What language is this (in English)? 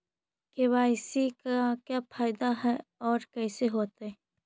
Magahi